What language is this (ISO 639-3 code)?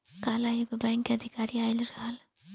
bho